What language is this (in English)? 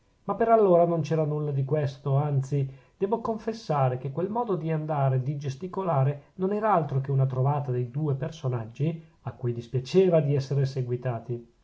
Italian